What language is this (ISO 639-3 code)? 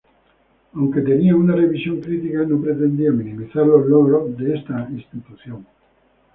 spa